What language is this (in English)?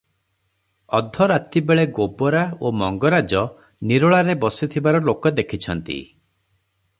Odia